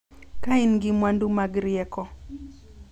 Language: Luo (Kenya and Tanzania)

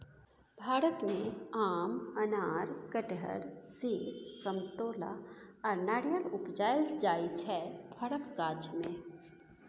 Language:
Maithili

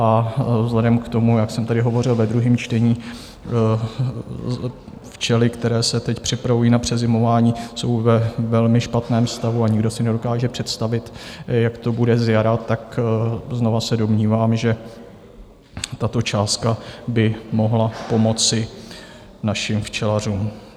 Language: Czech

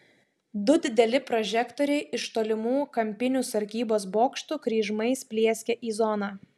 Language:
Lithuanian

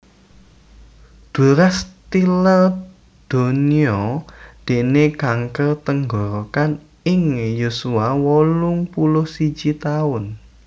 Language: Javanese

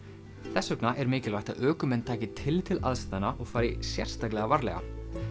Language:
Icelandic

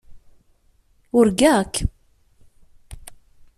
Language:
Kabyle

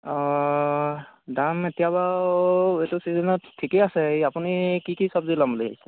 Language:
Assamese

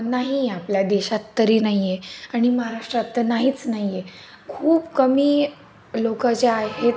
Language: Marathi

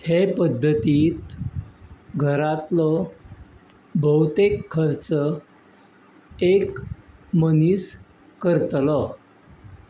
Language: Konkani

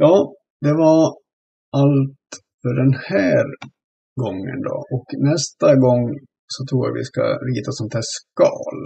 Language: Swedish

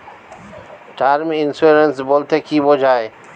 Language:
Bangla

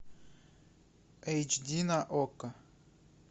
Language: Russian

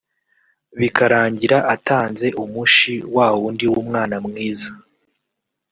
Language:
Kinyarwanda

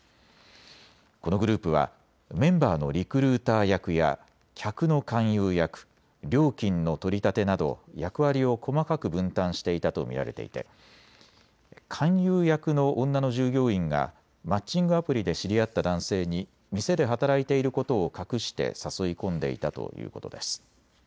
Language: Japanese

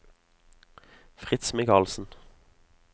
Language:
Norwegian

